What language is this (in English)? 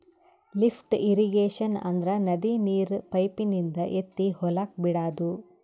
Kannada